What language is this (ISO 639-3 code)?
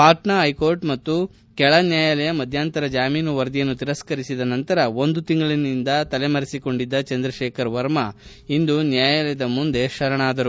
kan